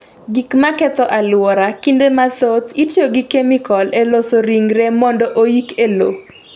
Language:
Luo (Kenya and Tanzania)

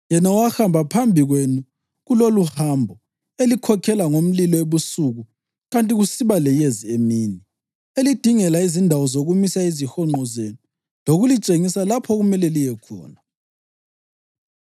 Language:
North Ndebele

